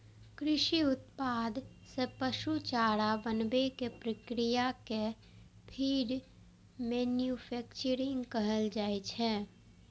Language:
Maithili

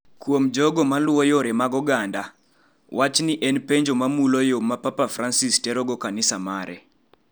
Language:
Luo (Kenya and Tanzania)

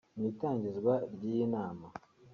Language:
Kinyarwanda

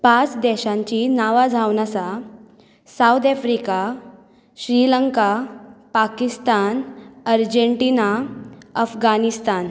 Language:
Konkani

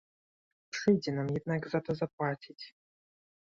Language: Polish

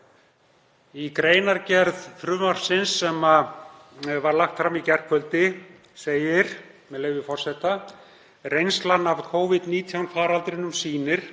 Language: Icelandic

